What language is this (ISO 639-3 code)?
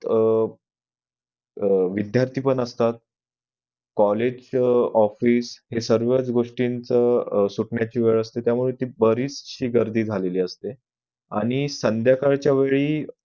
mar